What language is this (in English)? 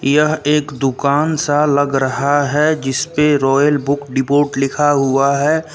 Hindi